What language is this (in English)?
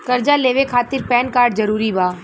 Bhojpuri